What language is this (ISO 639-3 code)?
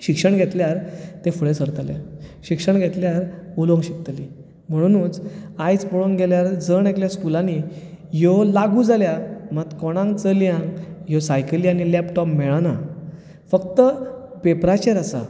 kok